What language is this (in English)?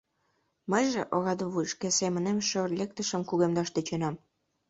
Mari